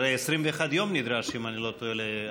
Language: Hebrew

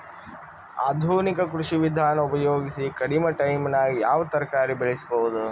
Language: Kannada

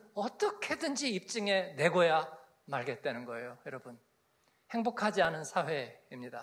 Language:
Korean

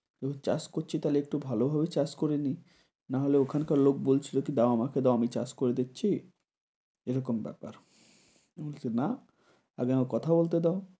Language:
Bangla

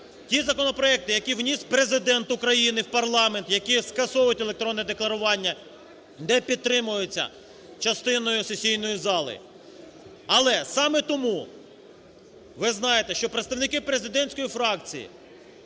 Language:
Ukrainian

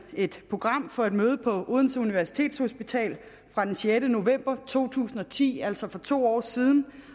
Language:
Danish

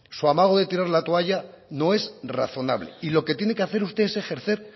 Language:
Spanish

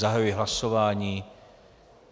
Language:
Czech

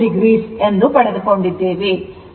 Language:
Kannada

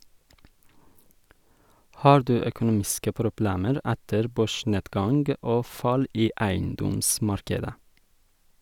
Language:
Norwegian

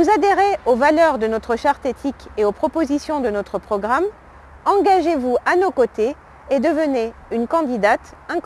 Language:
French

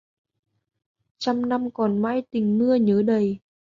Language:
Vietnamese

